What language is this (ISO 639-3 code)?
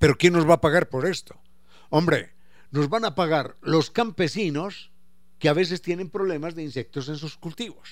spa